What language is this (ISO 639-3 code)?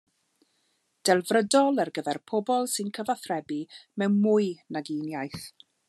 cym